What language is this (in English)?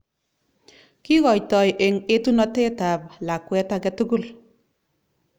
Kalenjin